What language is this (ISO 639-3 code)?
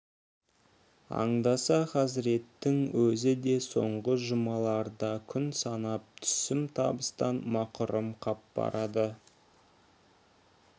kaz